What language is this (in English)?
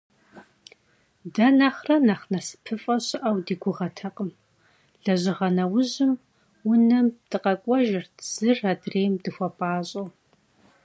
Kabardian